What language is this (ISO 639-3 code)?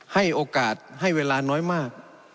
tha